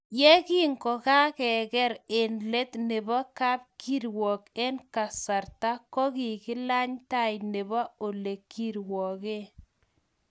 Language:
Kalenjin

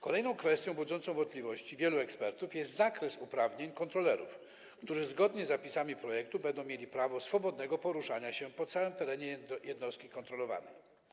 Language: Polish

